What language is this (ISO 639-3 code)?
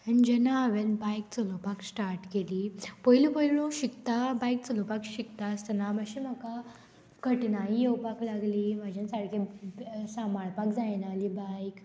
kok